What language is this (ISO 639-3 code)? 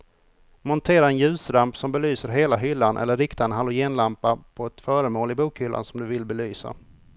swe